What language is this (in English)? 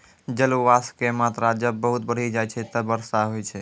Maithili